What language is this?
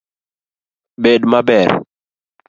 Luo (Kenya and Tanzania)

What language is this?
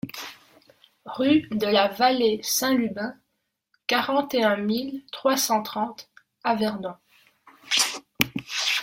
French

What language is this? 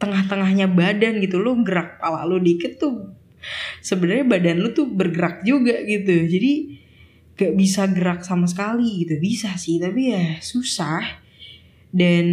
Indonesian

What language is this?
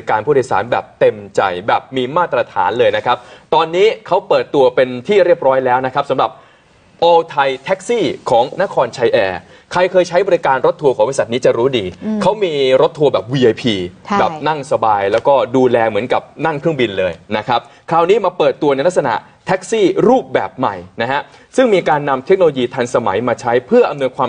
Thai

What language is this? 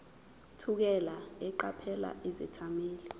Zulu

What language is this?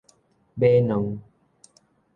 Min Nan Chinese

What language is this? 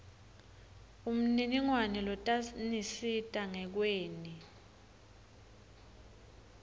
Swati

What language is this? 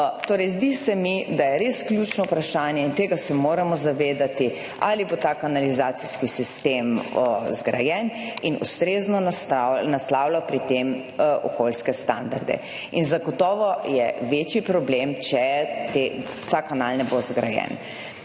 Slovenian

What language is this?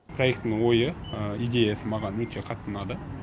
Kazakh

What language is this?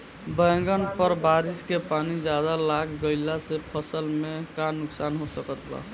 Bhojpuri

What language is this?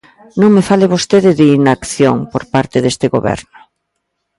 Galician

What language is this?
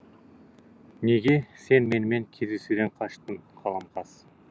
Kazakh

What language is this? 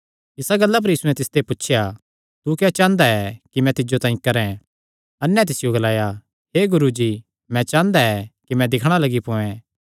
Kangri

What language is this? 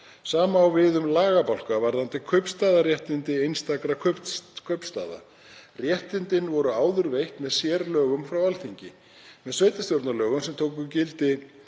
Icelandic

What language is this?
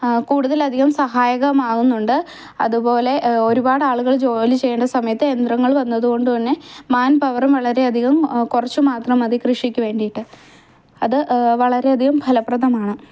Malayalam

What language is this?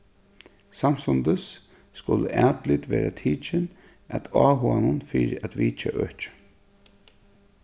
Faroese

